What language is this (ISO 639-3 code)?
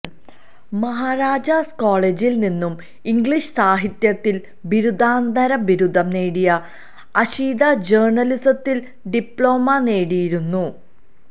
mal